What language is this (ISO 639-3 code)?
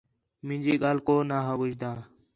xhe